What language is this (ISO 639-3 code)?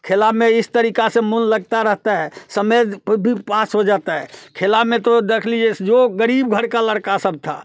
hin